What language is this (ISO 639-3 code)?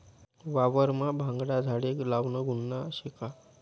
mar